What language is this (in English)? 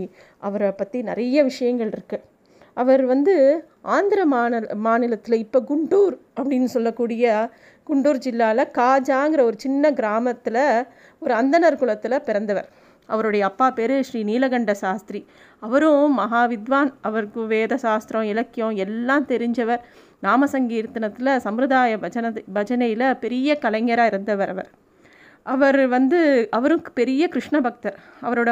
Tamil